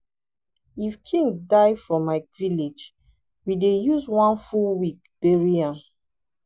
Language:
Nigerian Pidgin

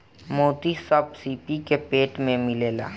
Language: Bhojpuri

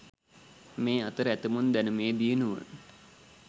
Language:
Sinhala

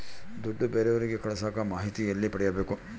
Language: Kannada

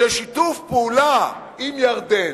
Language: Hebrew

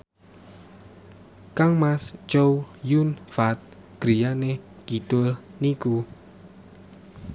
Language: Javanese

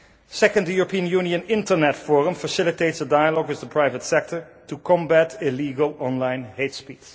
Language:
English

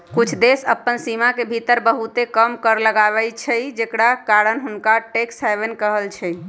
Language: Magahi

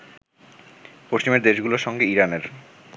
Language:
Bangla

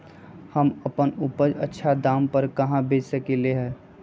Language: Magahi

